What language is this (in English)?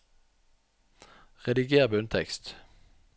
Norwegian